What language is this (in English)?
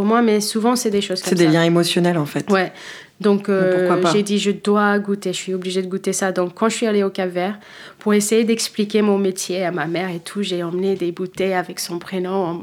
French